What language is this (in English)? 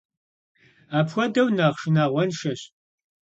Kabardian